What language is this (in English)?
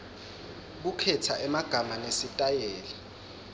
Swati